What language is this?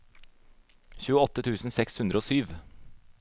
Norwegian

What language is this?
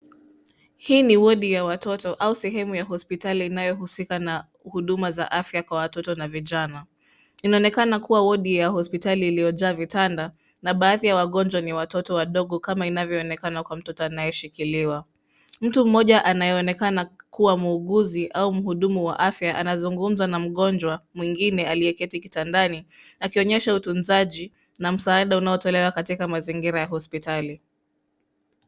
Swahili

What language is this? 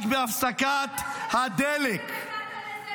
Hebrew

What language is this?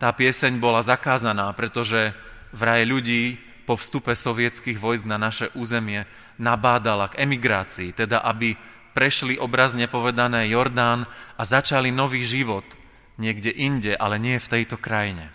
Slovak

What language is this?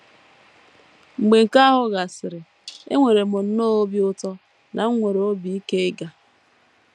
Igbo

